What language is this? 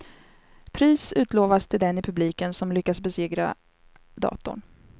Swedish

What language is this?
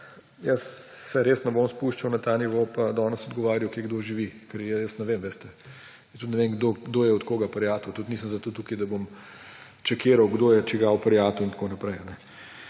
Slovenian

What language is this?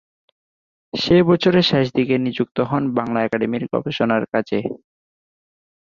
Bangla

